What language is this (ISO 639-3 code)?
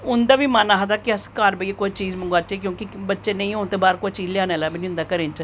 doi